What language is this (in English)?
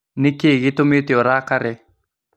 Kikuyu